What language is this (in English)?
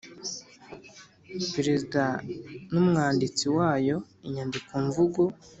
Kinyarwanda